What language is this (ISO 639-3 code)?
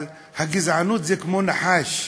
heb